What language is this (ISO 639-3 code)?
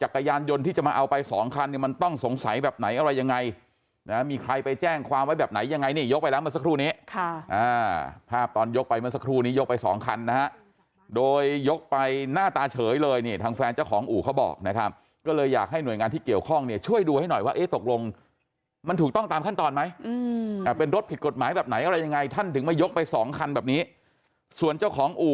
tha